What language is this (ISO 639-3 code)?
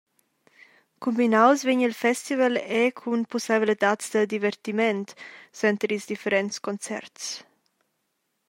roh